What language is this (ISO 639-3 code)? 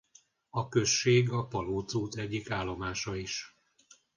hun